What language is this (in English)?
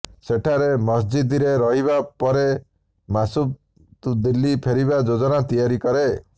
Odia